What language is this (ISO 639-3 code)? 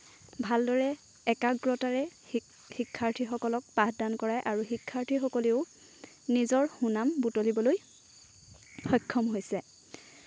asm